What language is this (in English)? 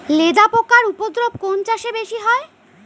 Bangla